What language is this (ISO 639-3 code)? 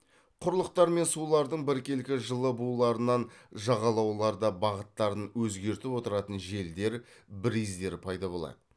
kaz